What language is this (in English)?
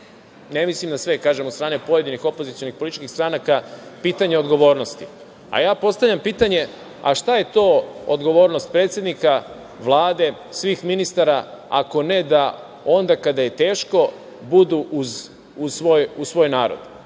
Serbian